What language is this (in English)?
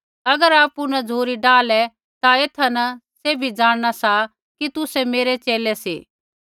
Kullu Pahari